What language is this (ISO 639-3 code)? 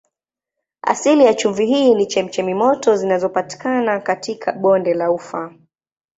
swa